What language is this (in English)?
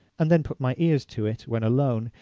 English